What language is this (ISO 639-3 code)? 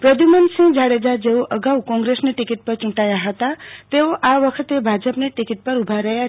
guj